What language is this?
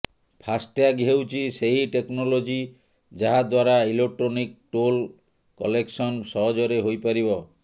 Odia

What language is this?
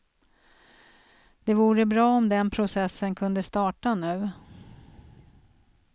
Swedish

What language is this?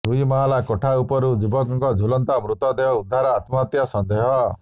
Odia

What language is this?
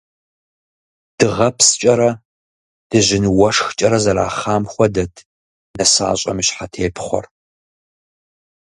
Kabardian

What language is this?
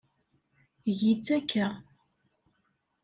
Kabyle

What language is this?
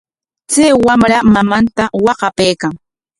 Corongo Ancash Quechua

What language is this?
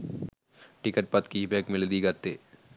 Sinhala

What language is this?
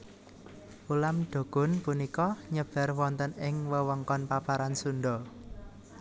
Javanese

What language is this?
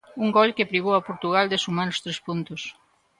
Galician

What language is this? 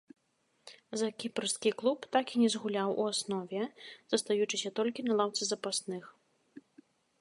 Belarusian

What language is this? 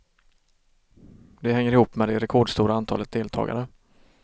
Swedish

